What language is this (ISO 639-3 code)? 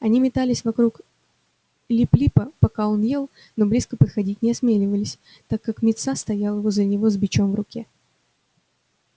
rus